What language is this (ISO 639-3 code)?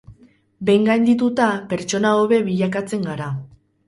eus